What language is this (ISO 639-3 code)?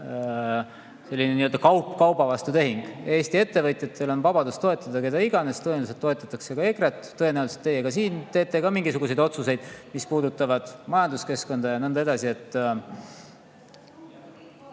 est